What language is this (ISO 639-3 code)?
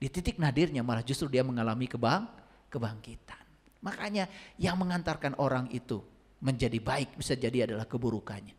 ind